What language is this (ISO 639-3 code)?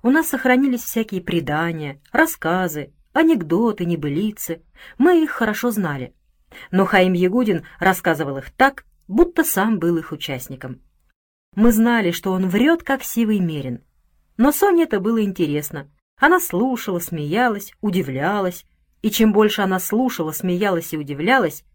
rus